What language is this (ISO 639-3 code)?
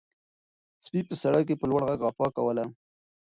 pus